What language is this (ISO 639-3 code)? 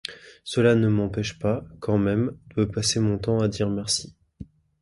fra